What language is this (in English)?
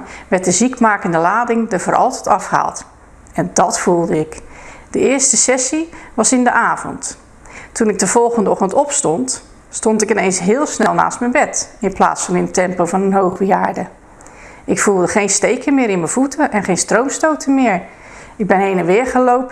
Dutch